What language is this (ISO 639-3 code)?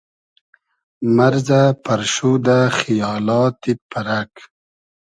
haz